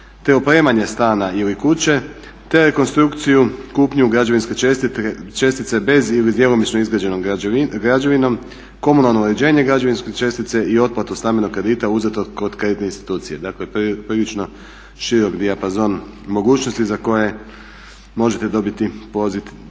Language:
Croatian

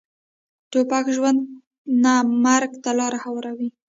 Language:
Pashto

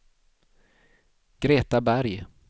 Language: Swedish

